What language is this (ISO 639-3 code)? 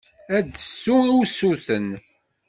kab